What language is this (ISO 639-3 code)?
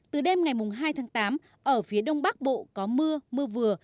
vie